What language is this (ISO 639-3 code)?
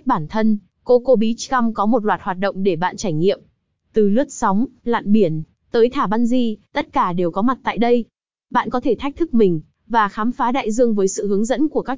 vie